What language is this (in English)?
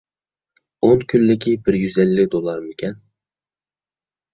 Uyghur